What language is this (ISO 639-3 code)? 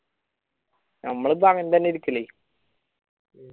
mal